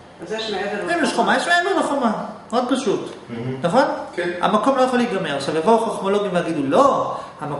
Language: Hebrew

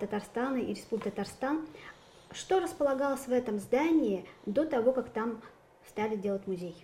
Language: Russian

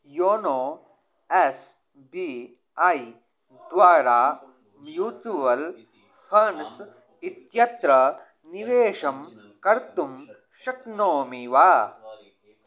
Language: Sanskrit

